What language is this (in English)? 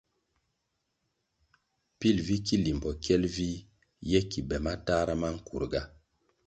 Kwasio